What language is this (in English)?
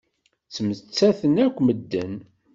Kabyle